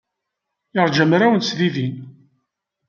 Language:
Kabyle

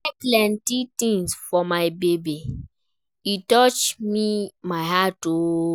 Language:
Nigerian Pidgin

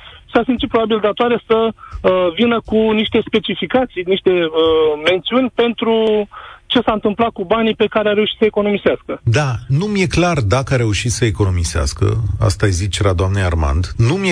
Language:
Romanian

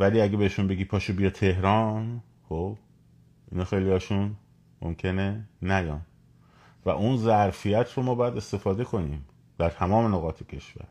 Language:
Persian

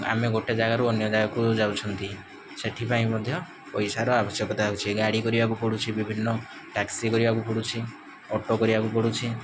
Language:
Odia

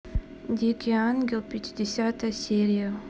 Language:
Russian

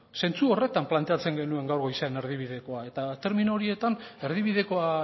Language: Basque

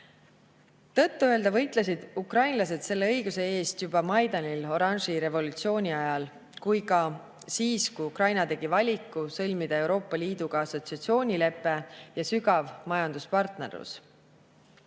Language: Estonian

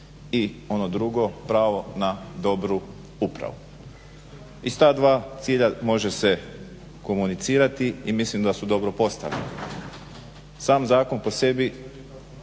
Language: Croatian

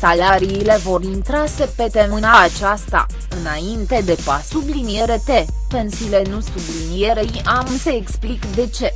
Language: Romanian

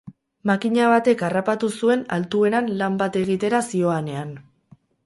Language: Basque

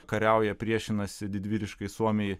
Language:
Lithuanian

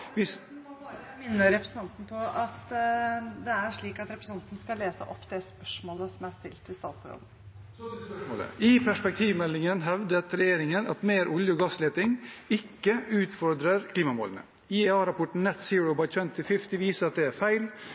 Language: Norwegian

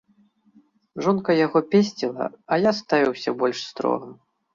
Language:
Belarusian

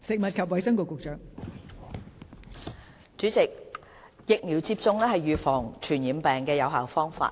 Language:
Cantonese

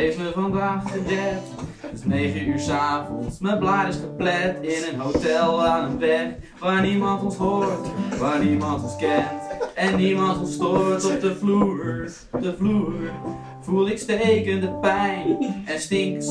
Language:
Dutch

